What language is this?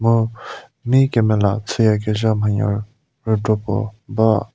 Angami Naga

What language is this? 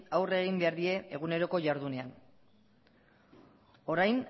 Basque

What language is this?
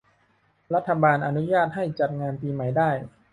Thai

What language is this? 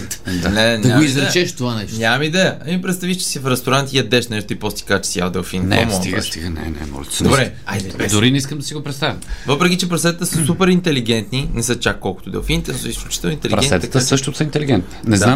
Bulgarian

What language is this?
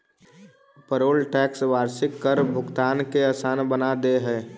Magahi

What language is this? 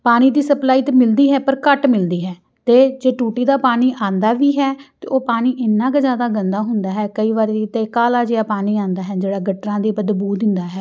Punjabi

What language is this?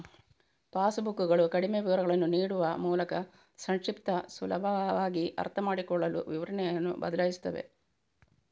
Kannada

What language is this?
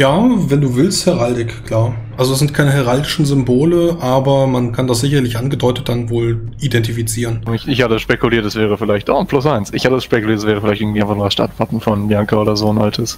German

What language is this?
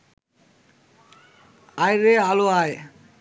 Bangla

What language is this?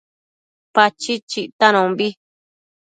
Matsés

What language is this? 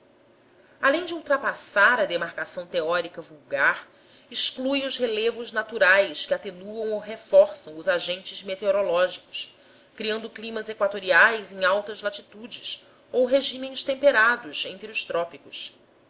Portuguese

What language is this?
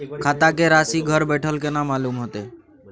Maithili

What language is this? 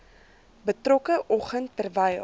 Afrikaans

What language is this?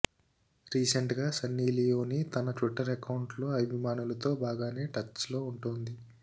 Telugu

